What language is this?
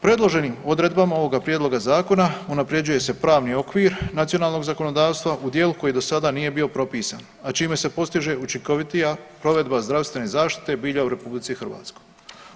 Croatian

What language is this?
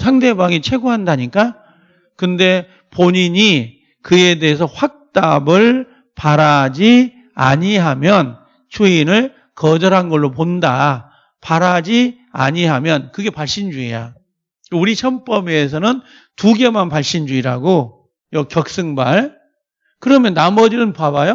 Korean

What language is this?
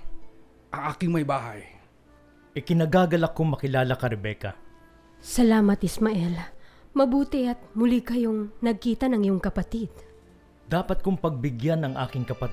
Filipino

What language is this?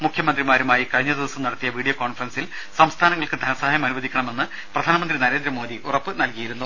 Malayalam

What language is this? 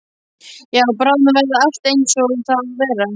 Icelandic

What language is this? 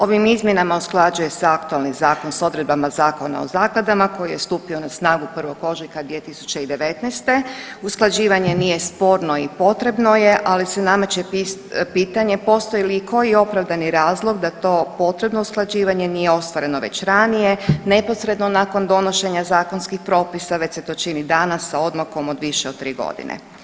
Croatian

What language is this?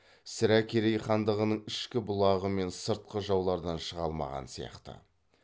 Kazakh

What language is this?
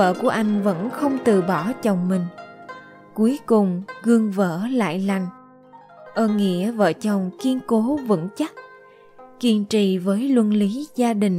Vietnamese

